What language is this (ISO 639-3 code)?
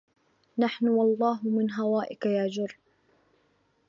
ara